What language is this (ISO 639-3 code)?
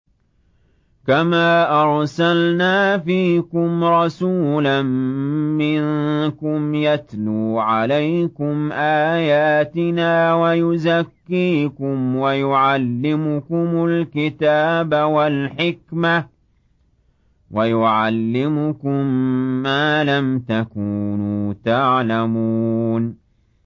ara